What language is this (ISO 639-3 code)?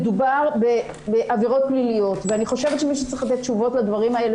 heb